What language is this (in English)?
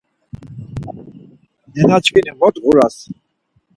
Laz